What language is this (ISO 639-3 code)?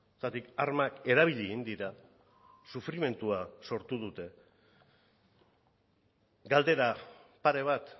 eus